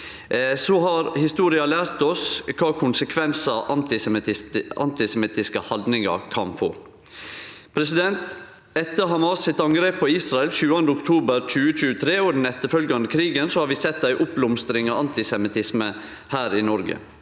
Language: Norwegian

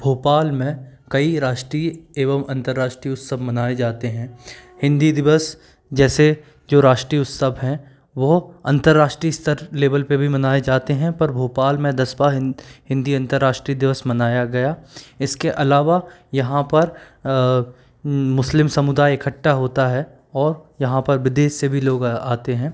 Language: Hindi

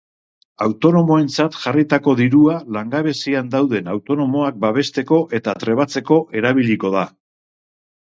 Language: Basque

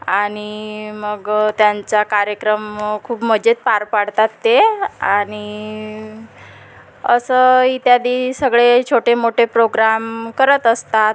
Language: Marathi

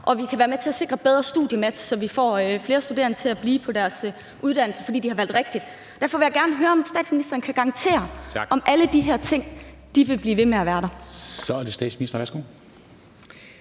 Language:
Danish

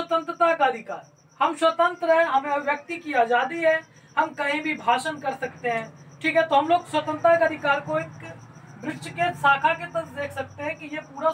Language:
Hindi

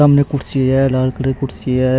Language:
Rajasthani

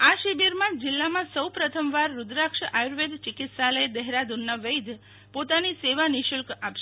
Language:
Gujarati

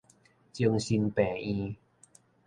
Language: Min Nan Chinese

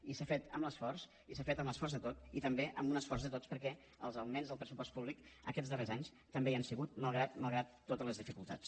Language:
Catalan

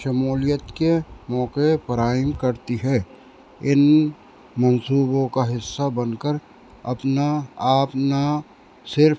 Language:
Urdu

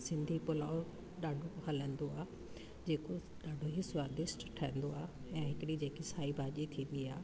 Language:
Sindhi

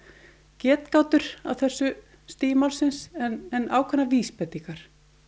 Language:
Icelandic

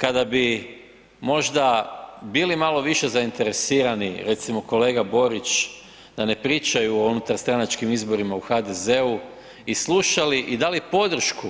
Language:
Croatian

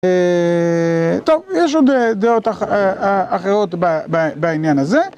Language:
Hebrew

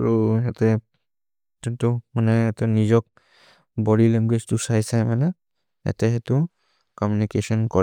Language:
Maria (India)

